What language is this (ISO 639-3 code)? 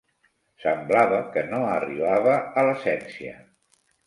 cat